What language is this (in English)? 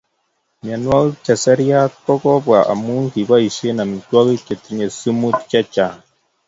Kalenjin